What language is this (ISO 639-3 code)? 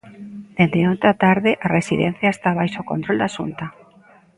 glg